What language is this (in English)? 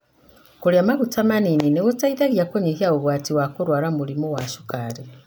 Kikuyu